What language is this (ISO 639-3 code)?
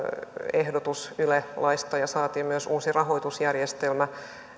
fin